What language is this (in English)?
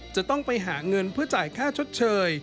Thai